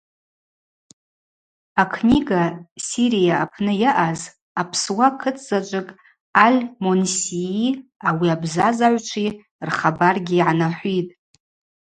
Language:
Abaza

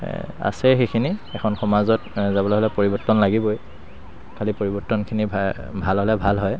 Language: Assamese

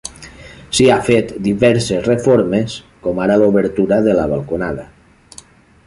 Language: Catalan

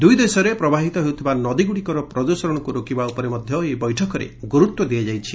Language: Odia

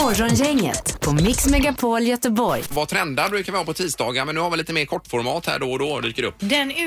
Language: Swedish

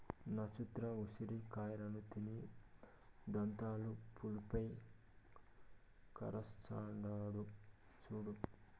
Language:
Telugu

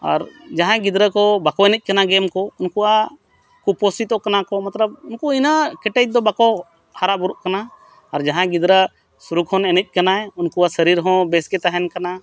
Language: Santali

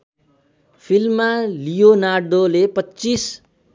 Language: Nepali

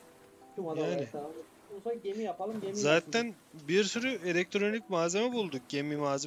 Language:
Turkish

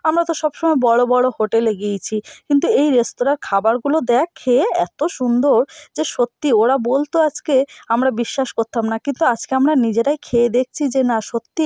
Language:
Bangla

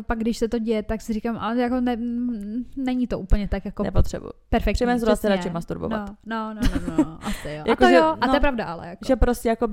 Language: Czech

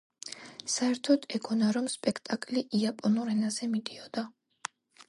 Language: Georgian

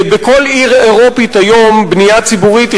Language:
Hebrew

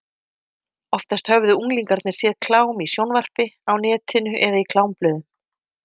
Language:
Icelandic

